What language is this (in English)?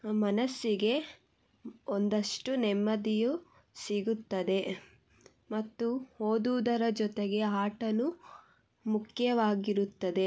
Kannada